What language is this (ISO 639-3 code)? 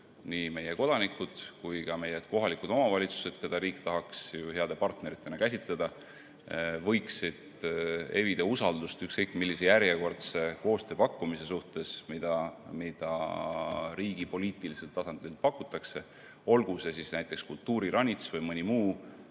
est